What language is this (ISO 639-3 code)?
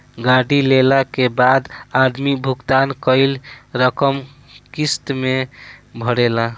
bho